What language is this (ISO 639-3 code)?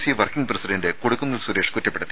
mal